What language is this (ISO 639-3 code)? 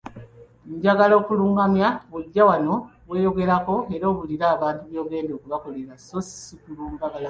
lug